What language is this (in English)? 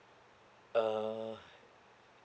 English